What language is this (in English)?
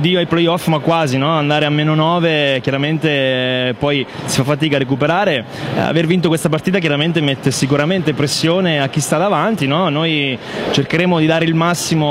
Italian